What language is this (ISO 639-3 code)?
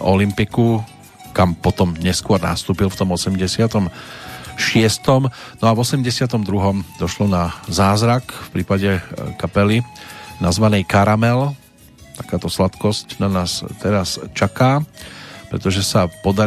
slk